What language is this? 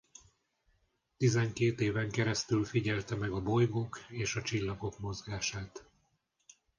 Hungarian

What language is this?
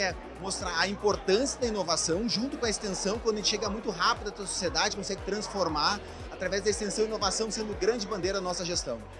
Portuguese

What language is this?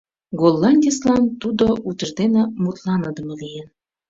Mari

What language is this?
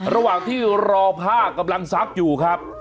Thai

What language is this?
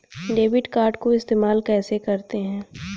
Hindi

